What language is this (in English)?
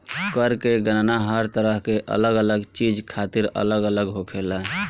Bhojpuri